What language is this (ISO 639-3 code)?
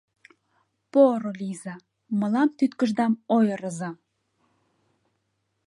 chm